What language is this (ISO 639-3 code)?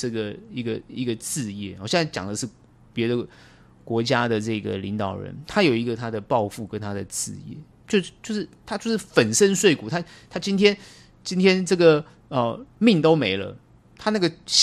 zho